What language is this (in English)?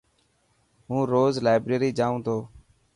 Dhatki